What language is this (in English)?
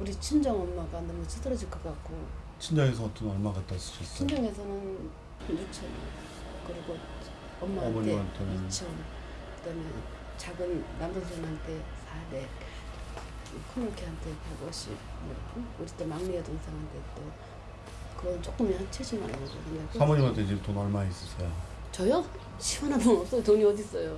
Korean